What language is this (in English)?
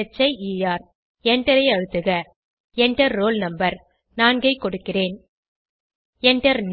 Tamil